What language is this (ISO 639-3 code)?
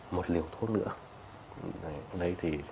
vie